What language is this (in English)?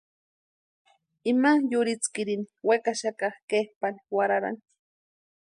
Western Highland Purepecha